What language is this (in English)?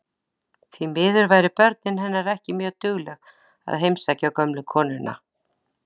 Icelandic